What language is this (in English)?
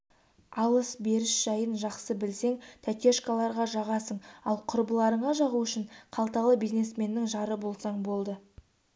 Kazakh